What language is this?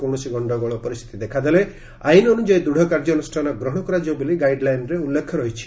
Odia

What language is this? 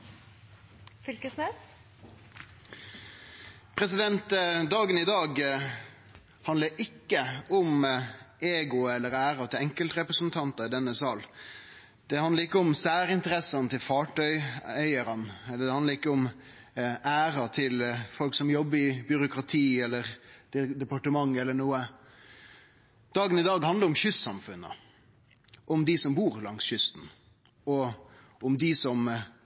Norwegian Nynorsk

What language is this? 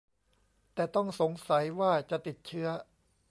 Thai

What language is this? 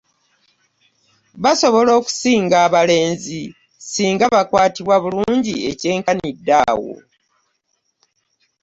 Ganda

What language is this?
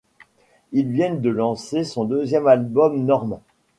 French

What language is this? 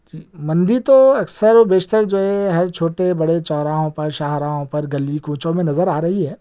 Urdu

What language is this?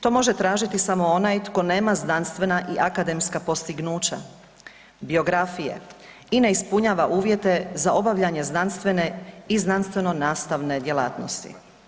Croatian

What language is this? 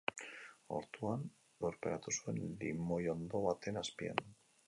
Basque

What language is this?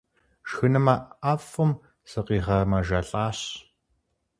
Kabardian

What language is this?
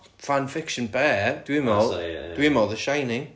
Welsh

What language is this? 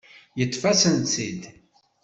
Kabyle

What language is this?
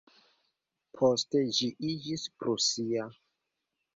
Esperanto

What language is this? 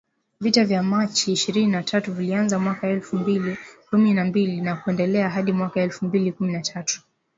Swahili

